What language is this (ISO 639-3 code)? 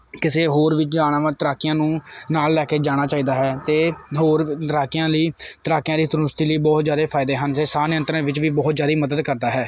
pan